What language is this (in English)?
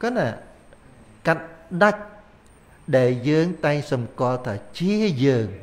Vietnamese